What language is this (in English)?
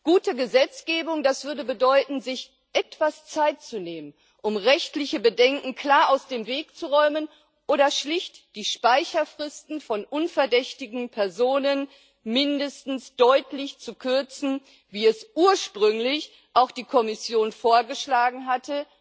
German